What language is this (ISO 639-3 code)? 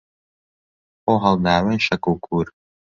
ckb